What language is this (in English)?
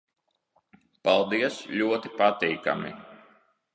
Latvian